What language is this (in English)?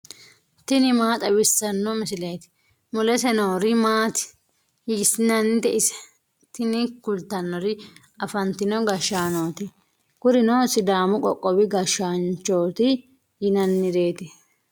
Sidamo